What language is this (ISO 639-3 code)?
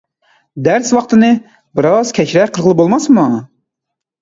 uig